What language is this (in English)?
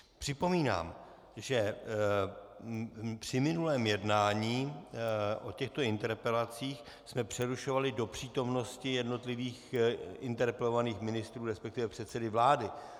Czech